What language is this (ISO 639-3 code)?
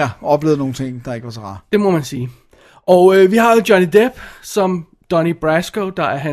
dan